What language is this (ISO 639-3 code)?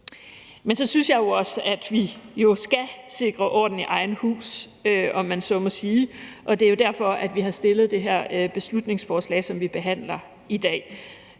dan